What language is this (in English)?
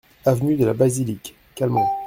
French